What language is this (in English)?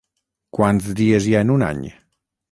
Catalan